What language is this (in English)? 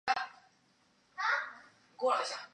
Chinese